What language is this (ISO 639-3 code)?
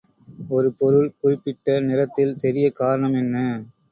tam